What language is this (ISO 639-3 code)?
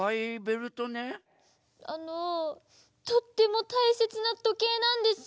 jpn